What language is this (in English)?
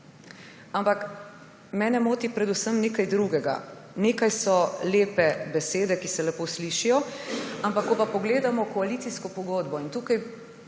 Slovenian